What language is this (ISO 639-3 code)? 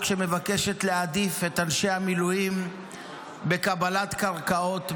heb